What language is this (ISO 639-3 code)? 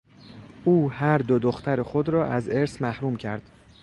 fas